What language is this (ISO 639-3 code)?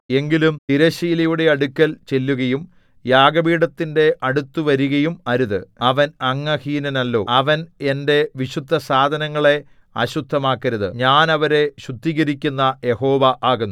mal